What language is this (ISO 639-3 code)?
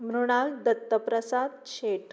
kok